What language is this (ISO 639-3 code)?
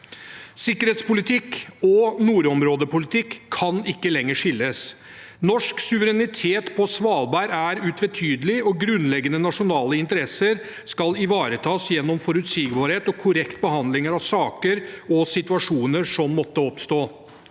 nor